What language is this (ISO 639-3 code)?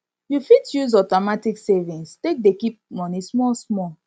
pcm